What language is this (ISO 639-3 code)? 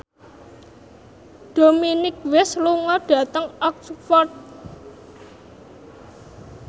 jav